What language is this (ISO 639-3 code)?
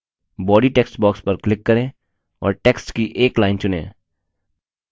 hin